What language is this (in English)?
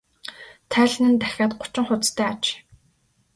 Mongolian